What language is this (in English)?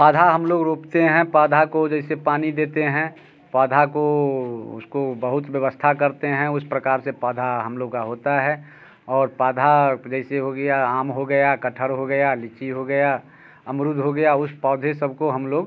Hindi